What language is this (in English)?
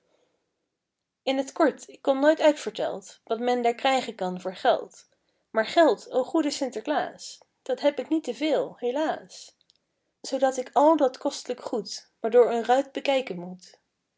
Dutch